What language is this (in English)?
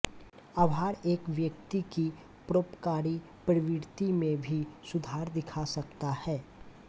Hindi